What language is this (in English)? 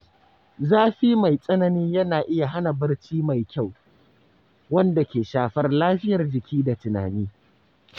Hausa